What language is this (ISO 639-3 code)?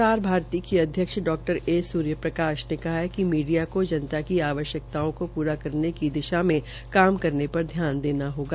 hin